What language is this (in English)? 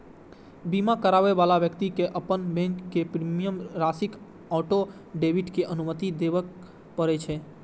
Maithili